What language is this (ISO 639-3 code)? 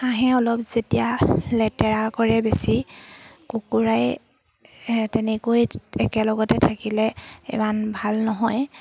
asm